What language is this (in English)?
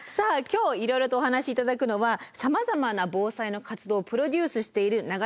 Japanese